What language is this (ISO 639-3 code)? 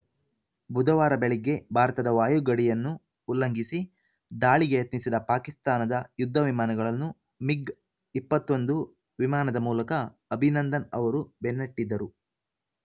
kan